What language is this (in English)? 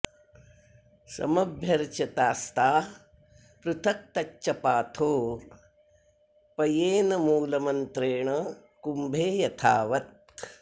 Sanskrit